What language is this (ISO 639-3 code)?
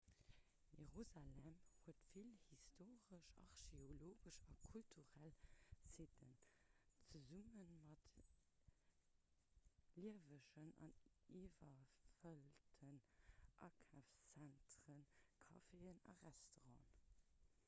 ltz